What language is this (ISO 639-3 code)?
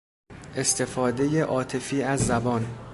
fas